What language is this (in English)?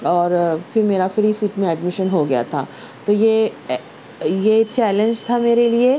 Urdu